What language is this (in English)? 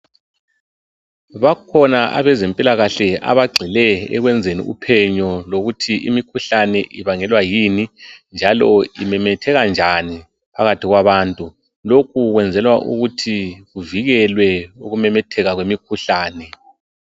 North Ndebele